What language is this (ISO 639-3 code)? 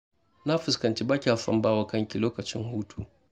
hau